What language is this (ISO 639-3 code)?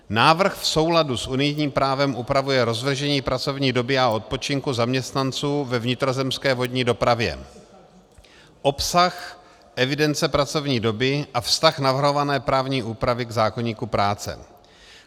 ces